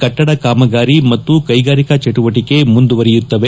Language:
Kannada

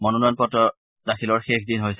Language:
Assamese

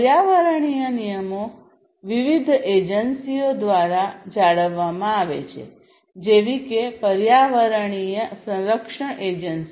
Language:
Gujarati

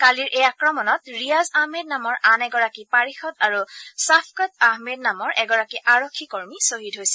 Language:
Assamese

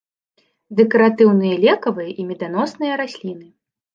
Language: Belarusian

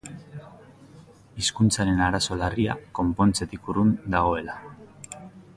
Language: Basque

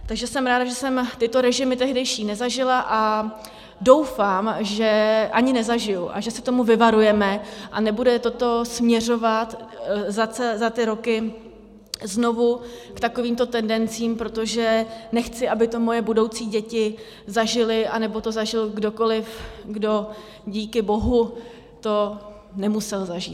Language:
Czech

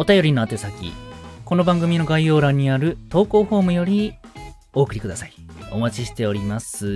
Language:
Japanese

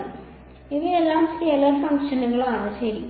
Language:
Malayalam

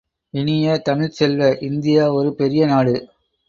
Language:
Tamil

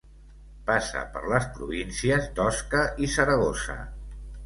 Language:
Catalan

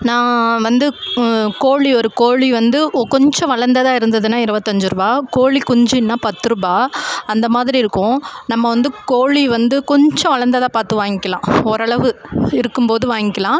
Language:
Tamil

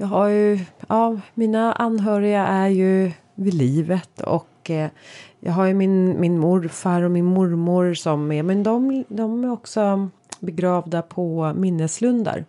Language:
Swedish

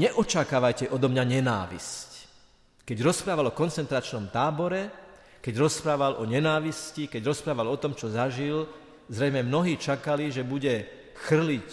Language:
Slovak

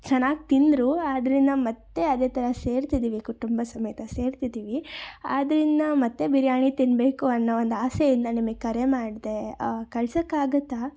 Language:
Kannada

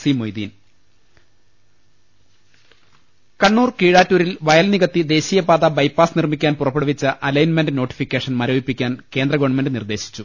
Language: Malayalam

